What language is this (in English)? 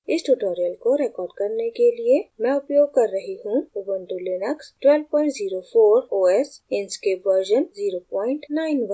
Hindi